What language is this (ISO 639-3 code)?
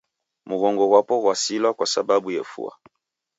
dav